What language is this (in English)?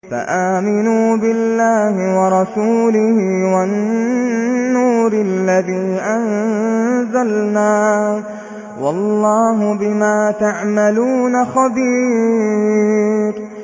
Arabic